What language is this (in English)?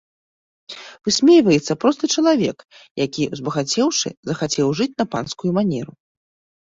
Belarusian